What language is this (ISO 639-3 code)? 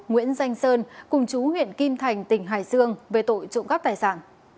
vie